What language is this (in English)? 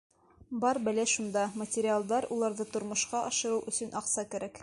Bashkir